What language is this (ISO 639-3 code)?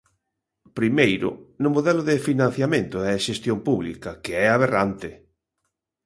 glg